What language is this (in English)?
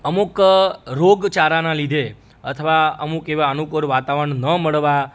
Gujarati